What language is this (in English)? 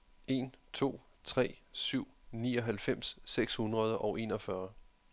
Danish